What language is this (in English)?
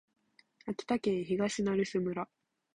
Japanese